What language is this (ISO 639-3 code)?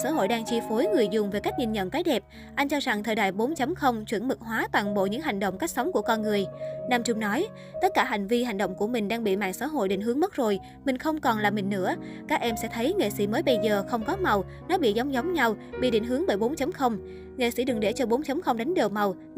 vie